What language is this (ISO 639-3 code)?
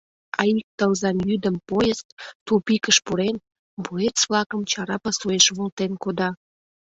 chm